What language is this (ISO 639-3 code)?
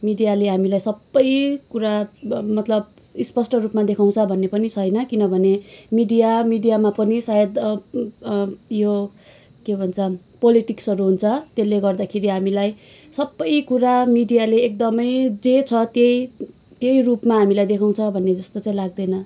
nep